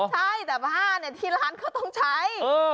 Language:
Thai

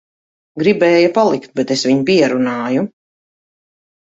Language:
Latvian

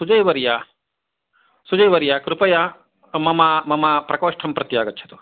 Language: Sanskrit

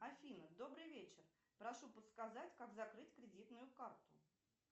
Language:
Russian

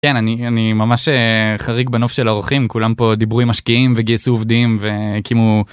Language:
Hebrew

